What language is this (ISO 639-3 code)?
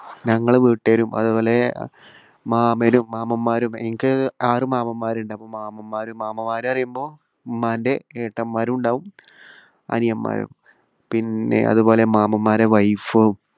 mal